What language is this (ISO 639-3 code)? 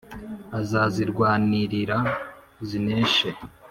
kin